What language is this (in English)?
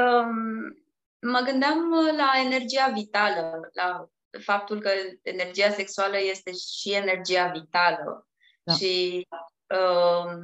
Romanian